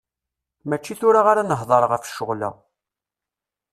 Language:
Kabyle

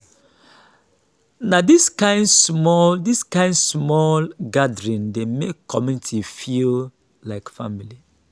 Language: Nigerian Pidgin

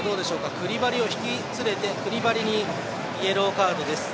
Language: Japanese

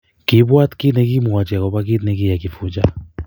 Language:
Kalenjin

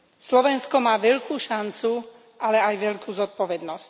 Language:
Slovak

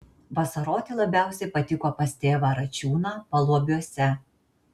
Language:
Lithuanian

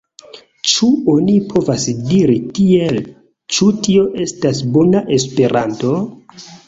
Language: Esperanto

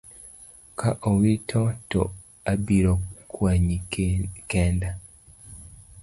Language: Luo (Kenya and Tanzania)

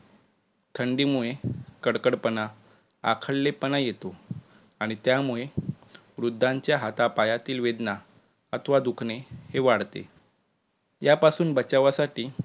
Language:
Marathi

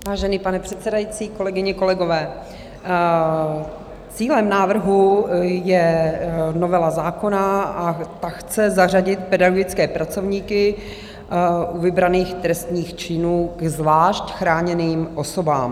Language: Czech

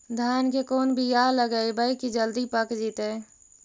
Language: Magahi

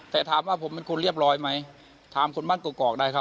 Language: Thai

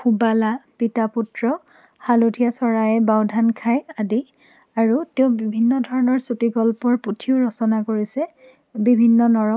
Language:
Assamese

